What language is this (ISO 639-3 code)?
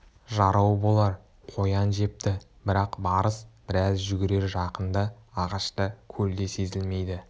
kaz